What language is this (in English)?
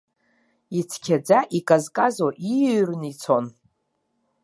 Abkhazian